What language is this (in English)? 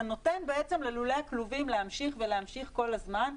Hebrew